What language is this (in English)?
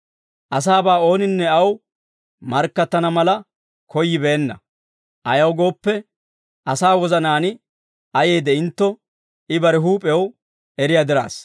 Dawro